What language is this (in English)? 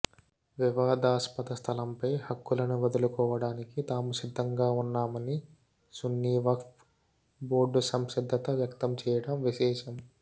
Telugu